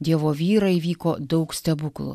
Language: Lithuanian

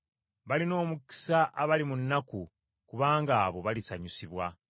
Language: Ganda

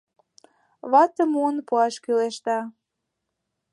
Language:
Mari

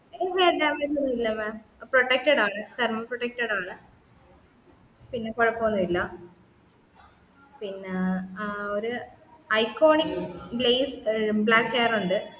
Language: Malayalam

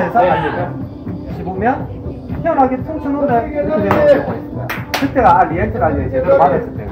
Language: Korean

